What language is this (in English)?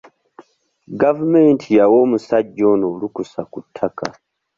Ganda